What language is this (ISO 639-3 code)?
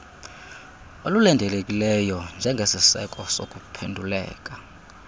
xho